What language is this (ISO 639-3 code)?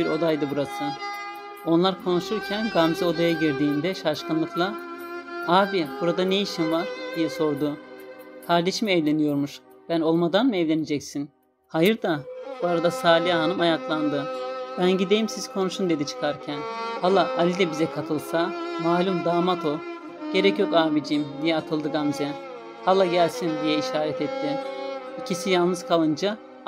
tur